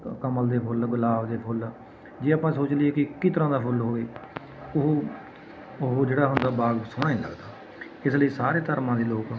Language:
Punjabi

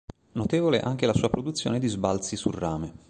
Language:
Italian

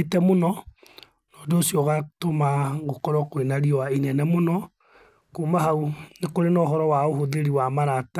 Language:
Kikuyu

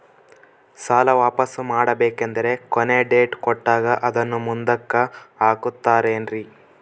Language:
Kannada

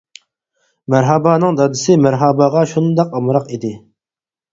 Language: Uyghur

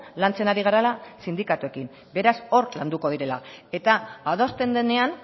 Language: Basque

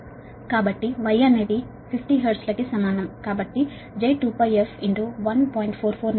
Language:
Telugu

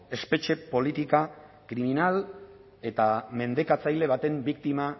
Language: Basque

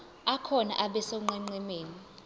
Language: Zulu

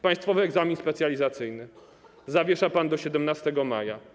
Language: Polish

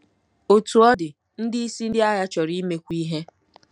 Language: Igbo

